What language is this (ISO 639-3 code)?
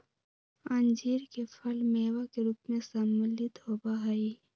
mag